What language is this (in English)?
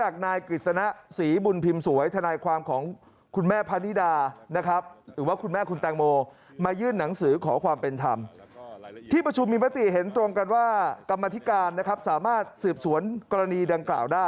Thai